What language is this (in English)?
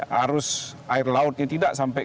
Indonesian